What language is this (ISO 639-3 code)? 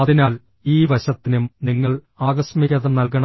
mal